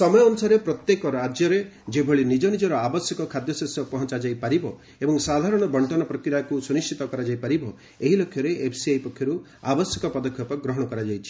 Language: Odia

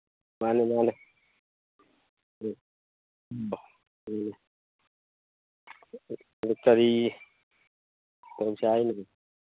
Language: Manipuri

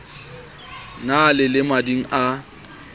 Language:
Southern Sotho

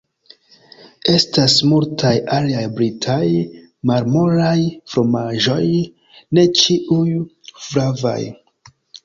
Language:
Esperanto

